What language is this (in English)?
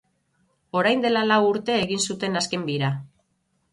Basque